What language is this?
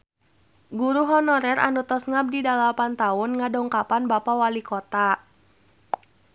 Sundanese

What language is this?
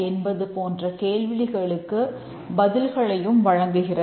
Tamil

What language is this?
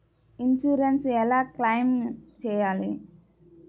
Telugu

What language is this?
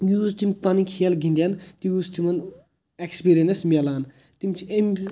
Kashmiri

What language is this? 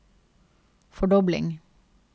Norwegian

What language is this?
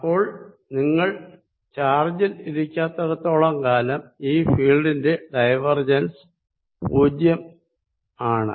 Malayalam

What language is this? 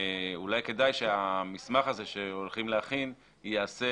Hebrew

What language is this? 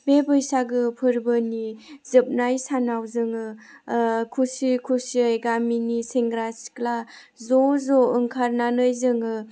Bodo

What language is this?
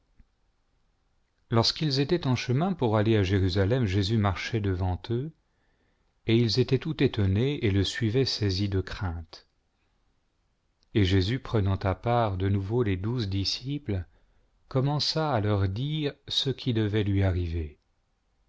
French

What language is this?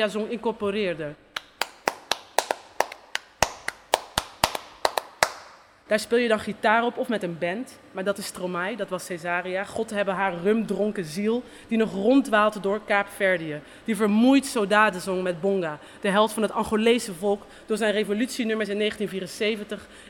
Dutch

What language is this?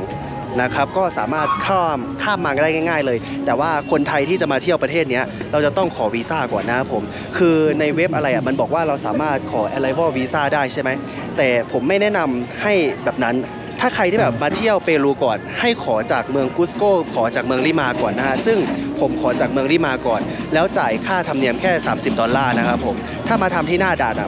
Thai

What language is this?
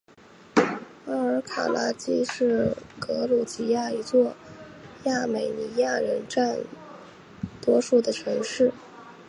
Chinese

